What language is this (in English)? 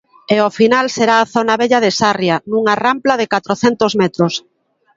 Galician